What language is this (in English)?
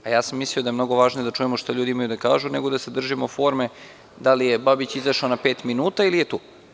Serbian